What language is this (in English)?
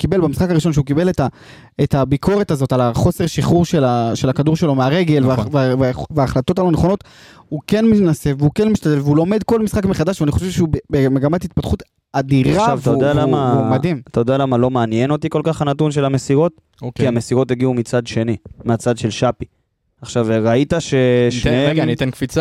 Hebrew